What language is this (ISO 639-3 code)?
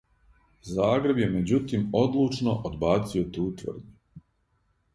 srp